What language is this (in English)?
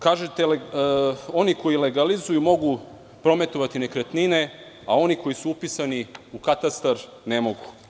Serbian